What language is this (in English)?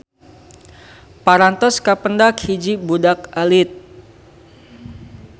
Sundanese